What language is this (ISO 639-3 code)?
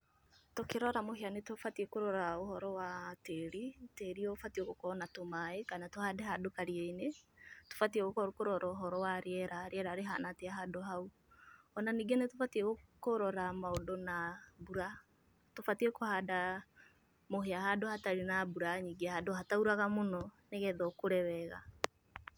kik